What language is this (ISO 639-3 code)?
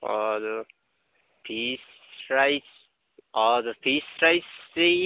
nep